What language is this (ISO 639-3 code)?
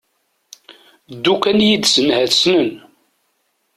kab